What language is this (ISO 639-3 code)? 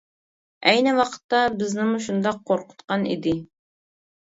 uig